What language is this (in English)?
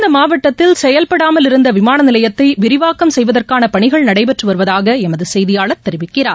Tamil